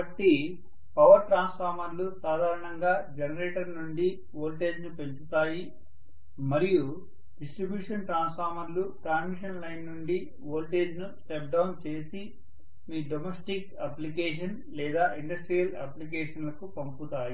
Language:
Telugu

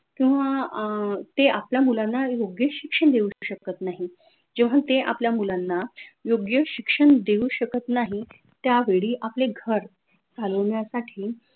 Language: Marathi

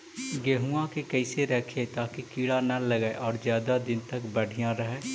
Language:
Magahi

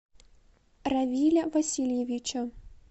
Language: Russian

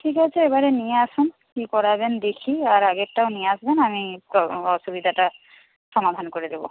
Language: Bangla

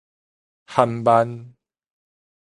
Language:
Min Nan Chinese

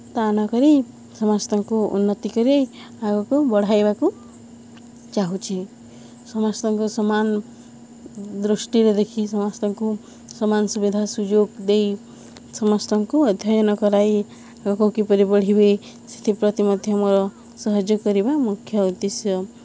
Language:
Odia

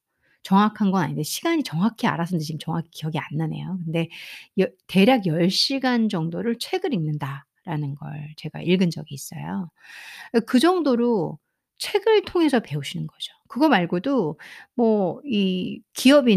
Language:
Korean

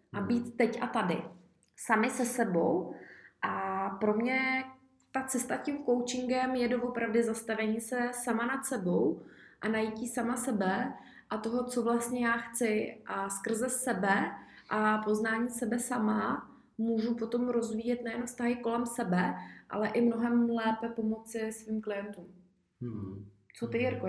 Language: Czech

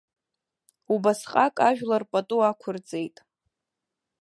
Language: Abkhazian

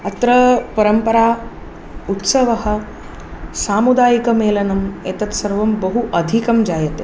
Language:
Sanskrit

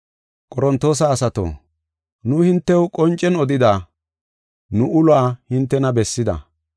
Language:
Gofa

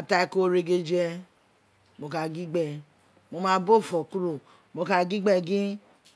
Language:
Isekiri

